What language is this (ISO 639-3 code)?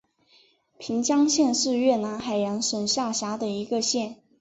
zho